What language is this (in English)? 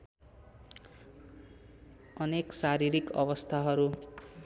Nepali